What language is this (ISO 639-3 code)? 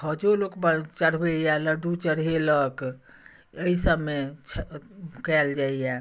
mai